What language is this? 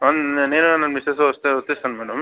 Telugu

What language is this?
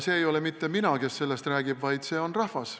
Estonian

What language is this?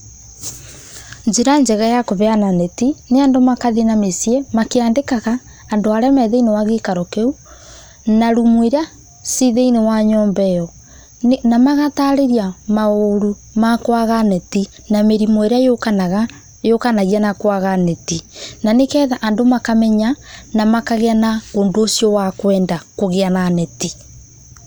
Kikuyu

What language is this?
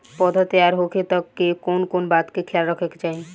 Bhojpuri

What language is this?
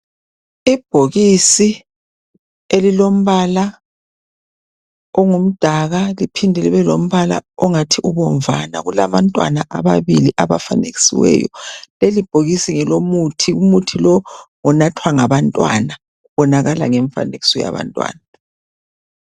North Ndebele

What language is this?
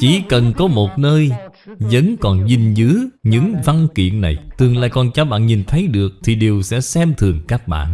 Vietnamese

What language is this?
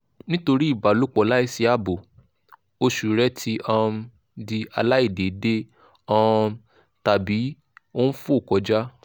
Yoruba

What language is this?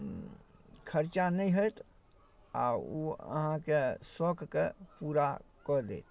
Maithili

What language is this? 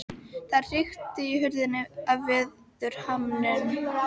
Icelandic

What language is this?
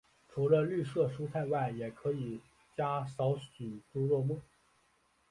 Chinese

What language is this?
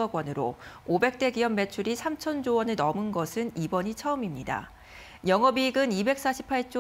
Korean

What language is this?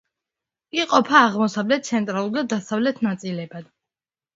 Georgian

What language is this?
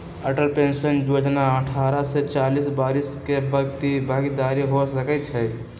Magahi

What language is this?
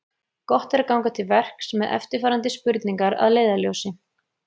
Icelandic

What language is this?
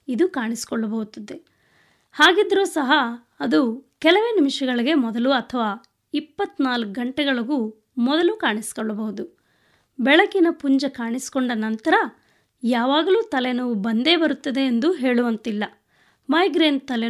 Kannada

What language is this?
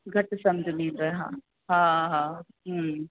Sindhi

